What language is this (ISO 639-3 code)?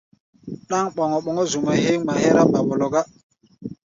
gba